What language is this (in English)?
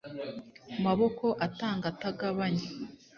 Kinyarwanda